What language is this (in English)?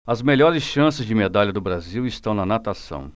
Portuguese